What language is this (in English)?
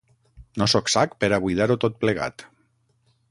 Catalan